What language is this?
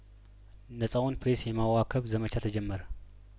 Amharic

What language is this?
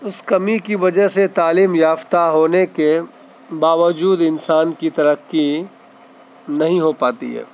Urdu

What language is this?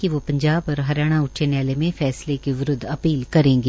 Hindi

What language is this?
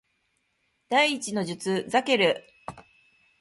Japanese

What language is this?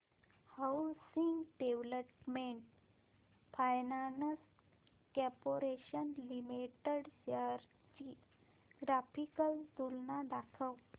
Marathi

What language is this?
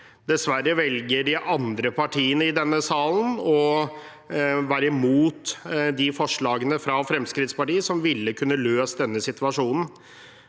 Norwegian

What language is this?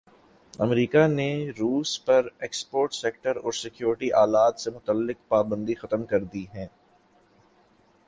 Urdu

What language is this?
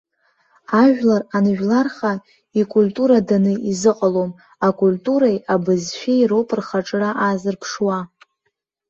Abkhazian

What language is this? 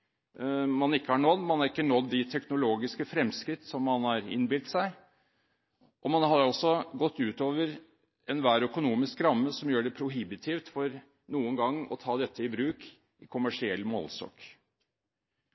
Norwegian Bokmål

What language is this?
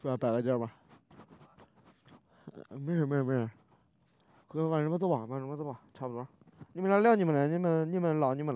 Chinese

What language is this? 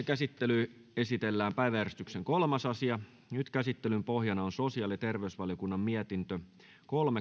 Finnish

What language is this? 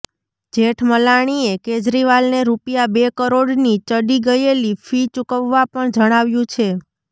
Gujarati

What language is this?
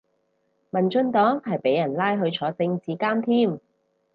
Cantonese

